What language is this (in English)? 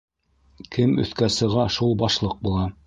Bashkir